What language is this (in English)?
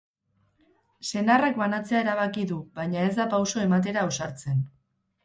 Basque